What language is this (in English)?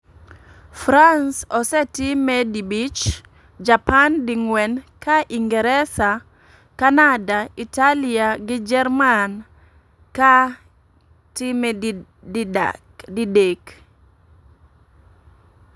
Luo (Kenya and Tanzania)